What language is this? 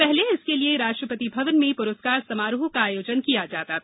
Hindi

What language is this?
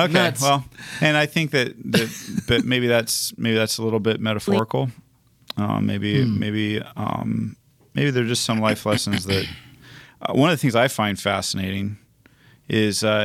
English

